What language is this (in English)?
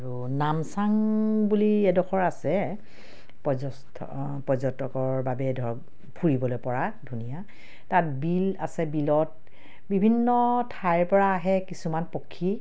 Assamese